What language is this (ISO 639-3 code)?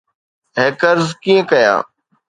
snd